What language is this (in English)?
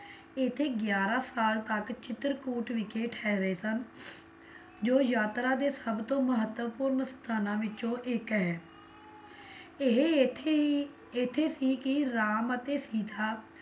Punjabi